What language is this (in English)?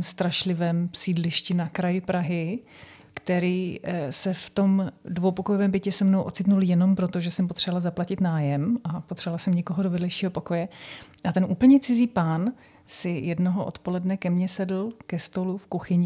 Czech